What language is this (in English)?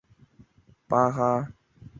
Chinese